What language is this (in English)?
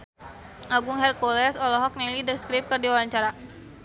Sundanese